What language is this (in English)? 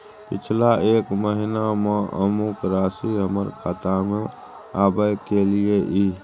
Maithili